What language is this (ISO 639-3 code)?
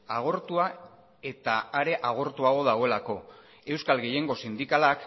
eus